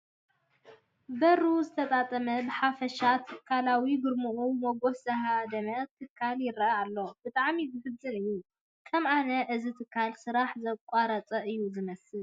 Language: Tigrinya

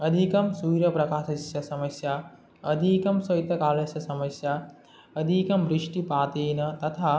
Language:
Sanskrit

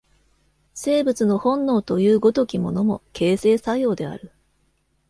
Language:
Japanese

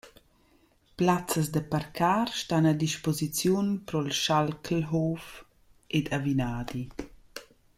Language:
Romansh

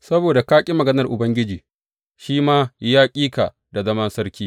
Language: Hausa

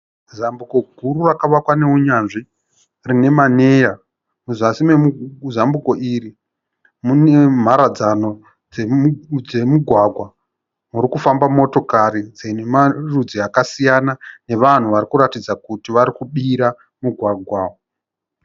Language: Shona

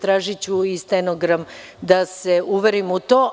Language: Serbian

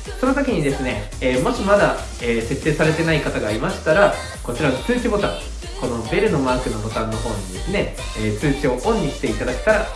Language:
Japanese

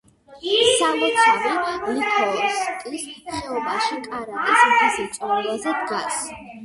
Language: Georgian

